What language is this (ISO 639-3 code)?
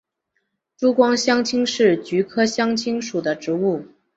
zho